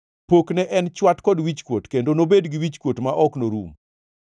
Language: Luo (Kenya and Tanzania)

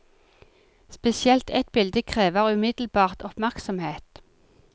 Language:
Norwegian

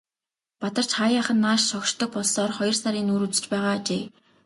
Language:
Mongolian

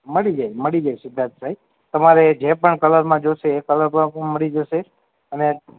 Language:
Gujarati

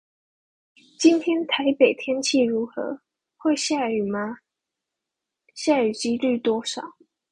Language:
Chinese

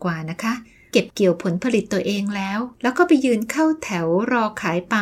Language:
Thai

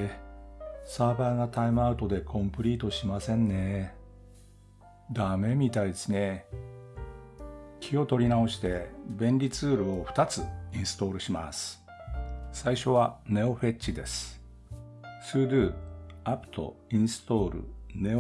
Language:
Japanese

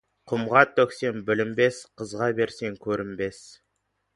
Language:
Kazakh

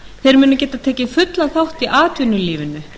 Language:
Icelandic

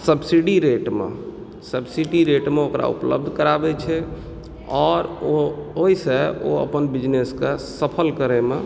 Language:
Maithili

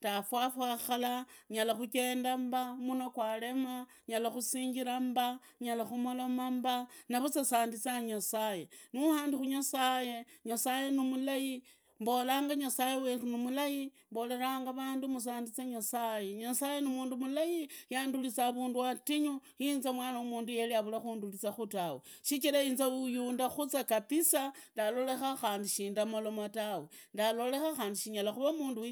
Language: Idakho-Isukha-Tiriki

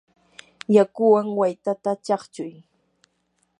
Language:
Yanahuanca Pasco Quechua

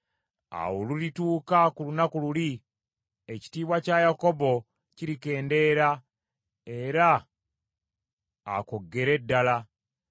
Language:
Ganda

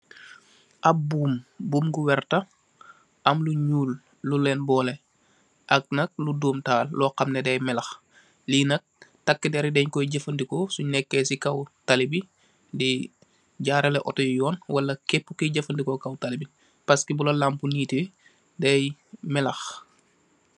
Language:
Wolof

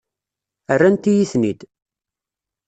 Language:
Kabyle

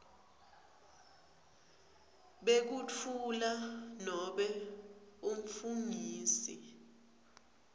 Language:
Swati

